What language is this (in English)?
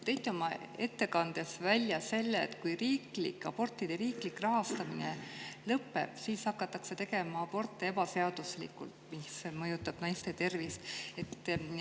Estonian